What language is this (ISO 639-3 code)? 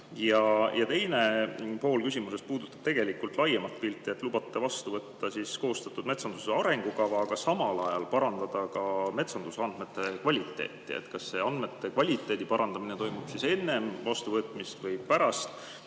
est